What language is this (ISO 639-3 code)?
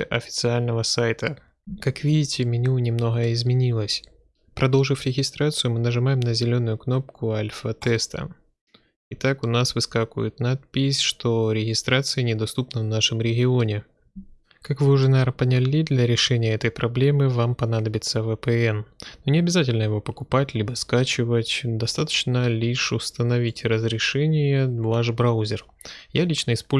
rus